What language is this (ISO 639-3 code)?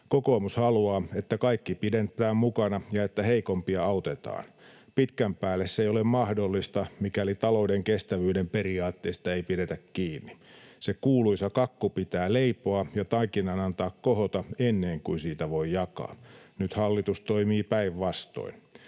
fin